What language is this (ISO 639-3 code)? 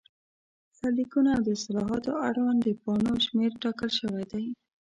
pus